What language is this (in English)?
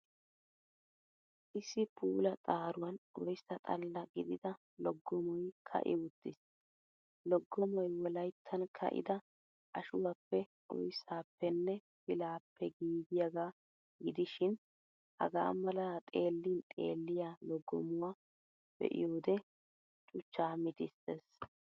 Wolaytta